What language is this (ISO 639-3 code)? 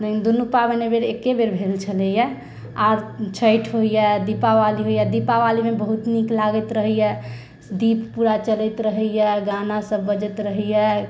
mai